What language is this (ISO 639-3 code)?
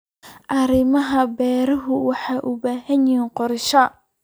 som